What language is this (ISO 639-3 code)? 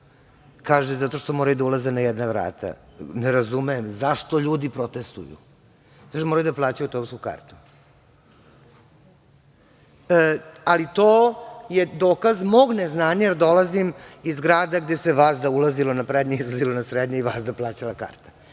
srp